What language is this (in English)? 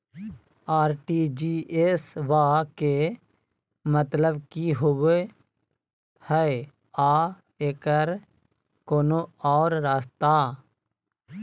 Magahi